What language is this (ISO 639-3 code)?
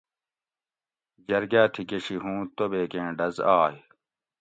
gwc